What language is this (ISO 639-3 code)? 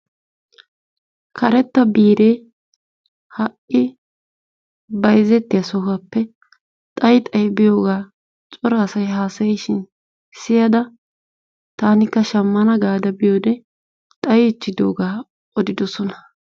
wal